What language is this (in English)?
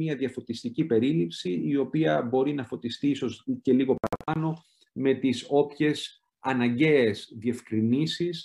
Greek